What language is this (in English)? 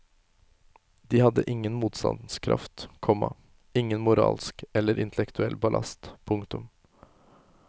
Norwegian